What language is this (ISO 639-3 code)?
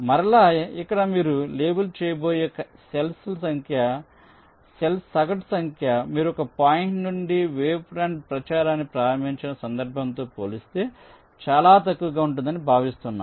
tel